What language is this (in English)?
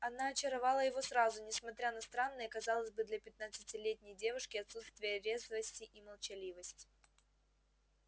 Russian